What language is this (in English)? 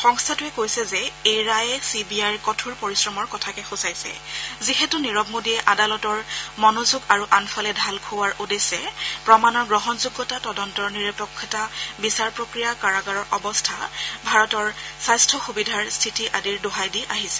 Assamese